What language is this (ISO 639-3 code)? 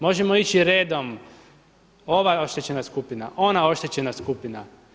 hrv